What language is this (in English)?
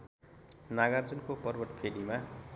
Nepali